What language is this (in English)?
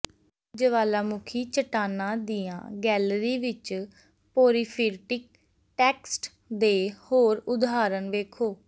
Punjabi